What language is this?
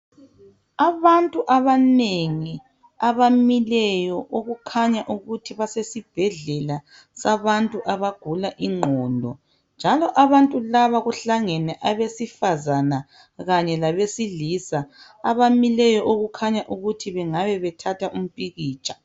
North Ndebele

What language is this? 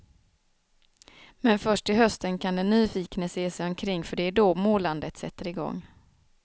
Swedish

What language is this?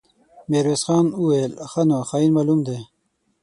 Pashto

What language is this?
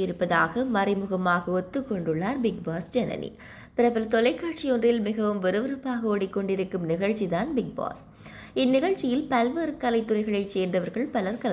Romanian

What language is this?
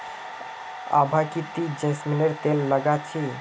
Magahi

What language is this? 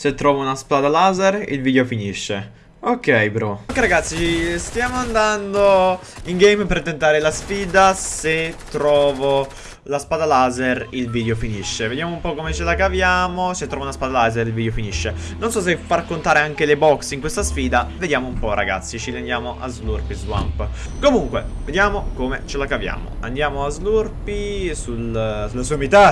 Italian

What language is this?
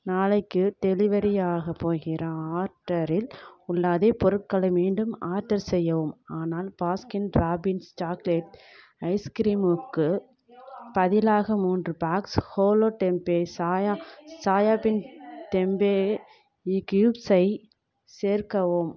Tamil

